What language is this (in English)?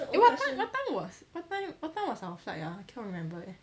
English